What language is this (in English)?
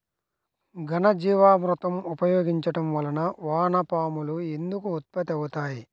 Telugu